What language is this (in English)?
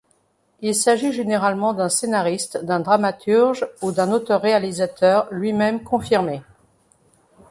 French